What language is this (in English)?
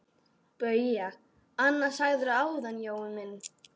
Icelandic